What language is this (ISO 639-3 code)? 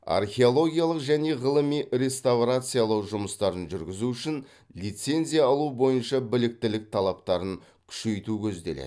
kaz